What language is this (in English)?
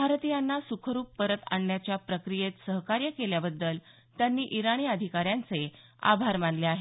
Marathi